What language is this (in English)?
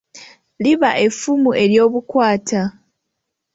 Ganda